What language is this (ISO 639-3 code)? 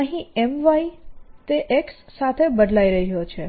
guj